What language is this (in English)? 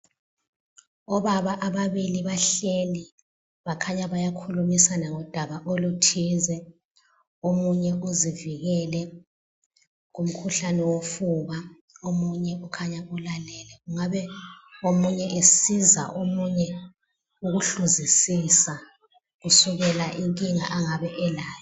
North Ndebele